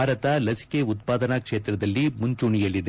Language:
Kannada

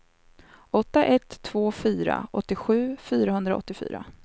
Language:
Swedish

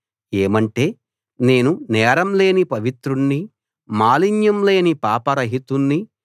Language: Telugu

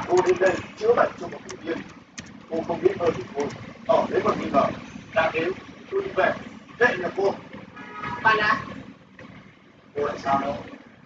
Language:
Vietnamese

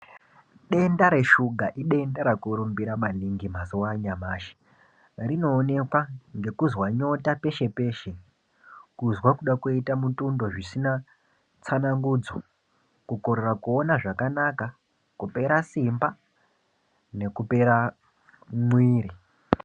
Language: Ndau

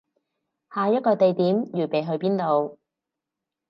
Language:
Cantonese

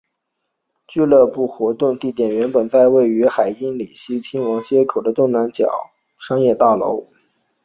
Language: Chinese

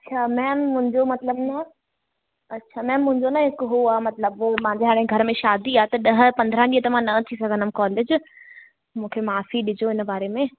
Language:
Sindhi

